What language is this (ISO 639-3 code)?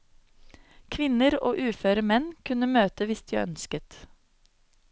nor